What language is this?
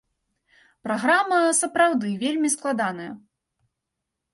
Belarusian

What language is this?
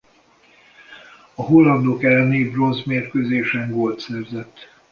Hungarian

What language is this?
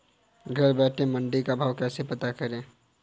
Hindi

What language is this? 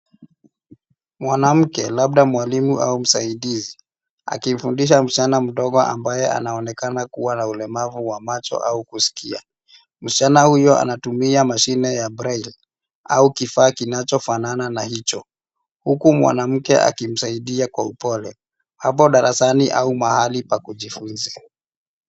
Swahili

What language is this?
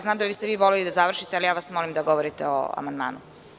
Serbian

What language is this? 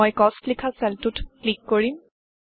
Assamese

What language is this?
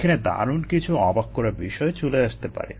Bangla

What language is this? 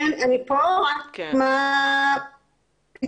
Hebrew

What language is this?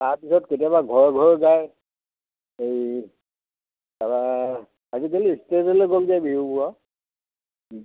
Assamese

